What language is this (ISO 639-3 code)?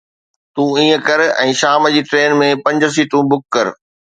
snd